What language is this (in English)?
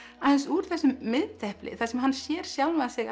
Icelandic